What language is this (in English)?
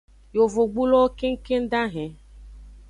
Aja (Benin)